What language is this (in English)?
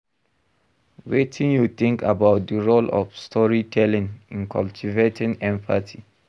Nigerian Pidgin